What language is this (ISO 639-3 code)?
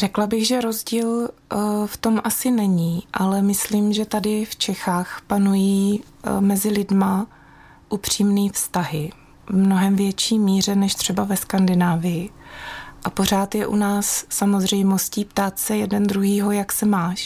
ces